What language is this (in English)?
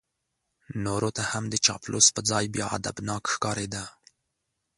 Pashto